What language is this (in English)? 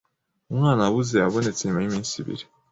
Kinyarwanda